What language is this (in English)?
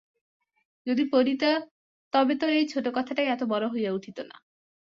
Bangla